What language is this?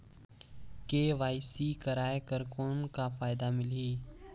Chhattisgarhi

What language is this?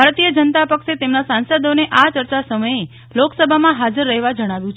Gujarati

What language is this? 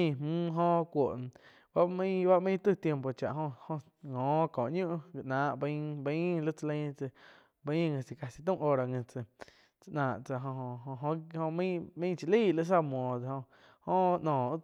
Quiotepec Chinantec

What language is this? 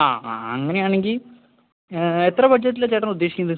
Malayalam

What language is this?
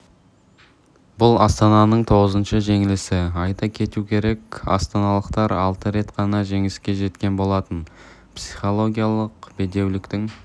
Kazakh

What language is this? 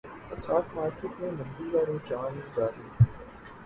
Urdu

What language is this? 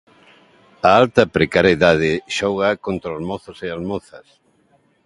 Galician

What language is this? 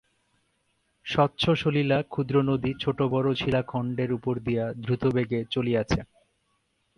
Bangla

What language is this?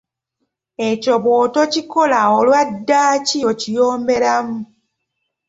Ganda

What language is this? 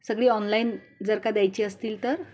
Marathi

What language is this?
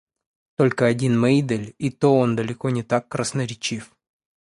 Russian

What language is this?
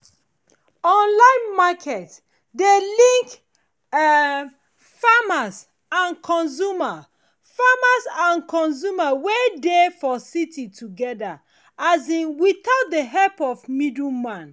Nigerian Pidgin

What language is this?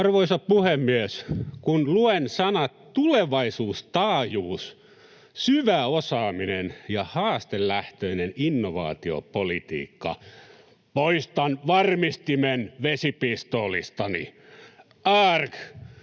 Finnish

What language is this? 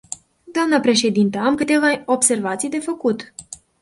Romanian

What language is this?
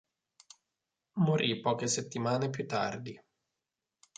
Italian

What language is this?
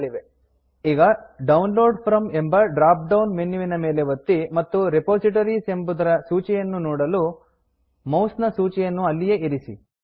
Kannada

